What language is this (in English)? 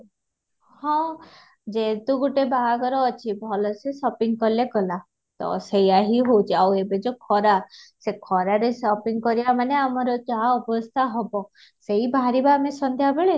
Odia